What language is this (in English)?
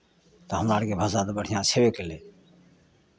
Maithili